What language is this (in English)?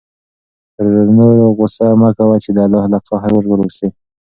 Pashto